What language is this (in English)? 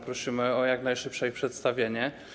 Polish